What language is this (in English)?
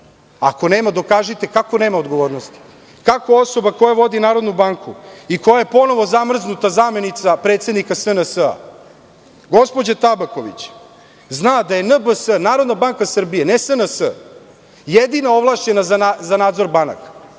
Serbian